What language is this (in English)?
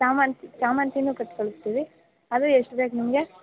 Kannada